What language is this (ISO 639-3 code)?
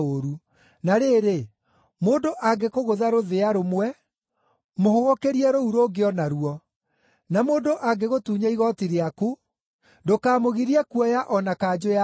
kik